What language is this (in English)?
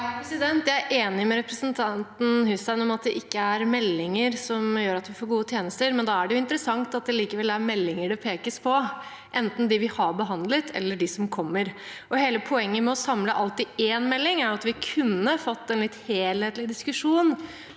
Norwegian